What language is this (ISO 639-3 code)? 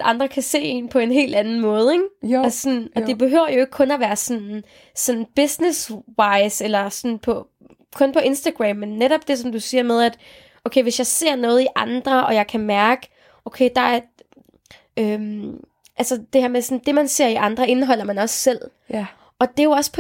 dan